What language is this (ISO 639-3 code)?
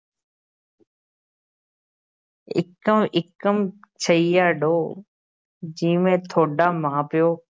pan